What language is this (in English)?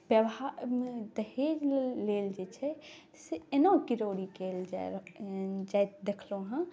Maithili